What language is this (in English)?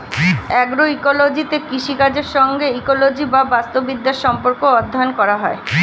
Bangla